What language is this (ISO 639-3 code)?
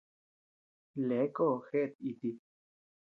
cux